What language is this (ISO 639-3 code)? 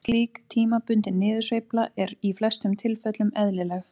isl